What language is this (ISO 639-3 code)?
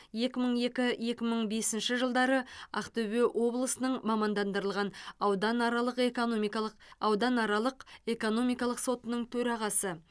kaz